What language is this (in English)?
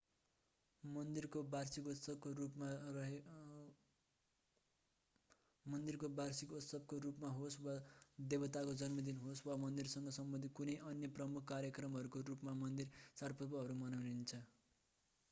Nepali